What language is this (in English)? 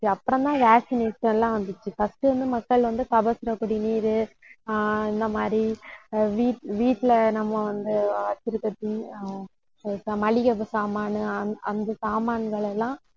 Tamil